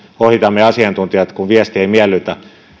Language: Finnish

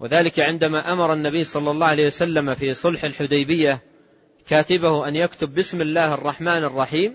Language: Arabic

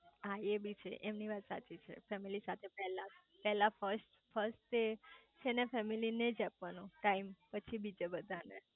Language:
Gujarati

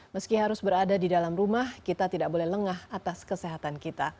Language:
Indonesian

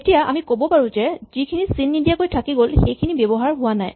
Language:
Assamese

